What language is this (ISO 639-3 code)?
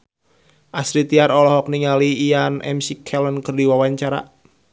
sun